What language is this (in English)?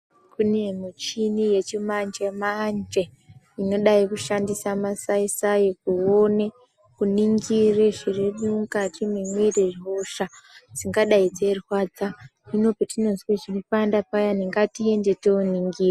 Ndau